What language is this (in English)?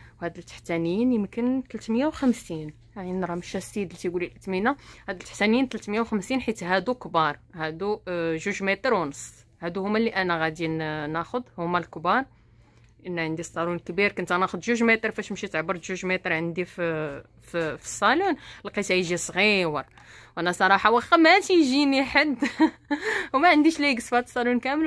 Arabic